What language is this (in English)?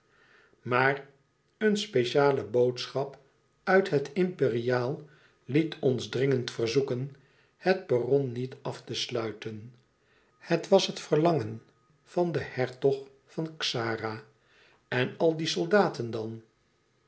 Dutch